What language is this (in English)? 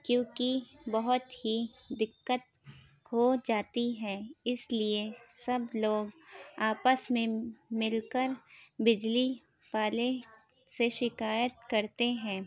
Urdu